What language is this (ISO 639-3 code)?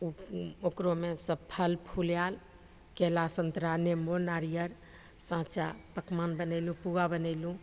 mai